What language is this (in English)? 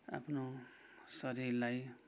Nepali